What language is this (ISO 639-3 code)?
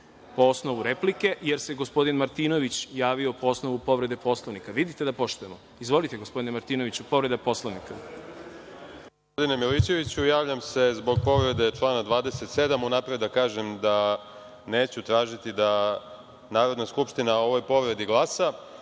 srp